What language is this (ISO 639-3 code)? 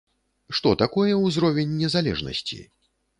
bel